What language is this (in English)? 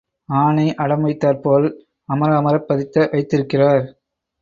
Tamil